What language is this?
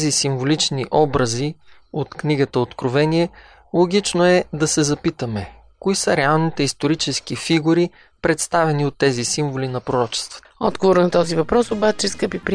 Bulgarian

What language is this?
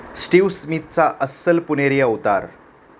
Marathi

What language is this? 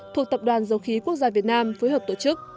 Vietnamese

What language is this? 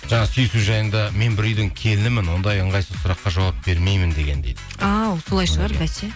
Kazakh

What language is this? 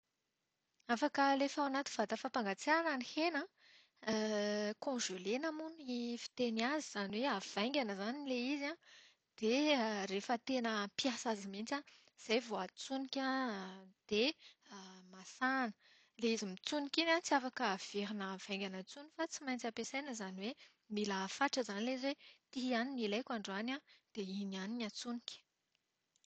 Malagasy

